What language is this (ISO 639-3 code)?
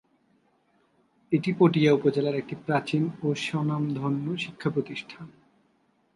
ben